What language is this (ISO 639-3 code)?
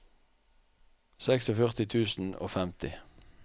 nor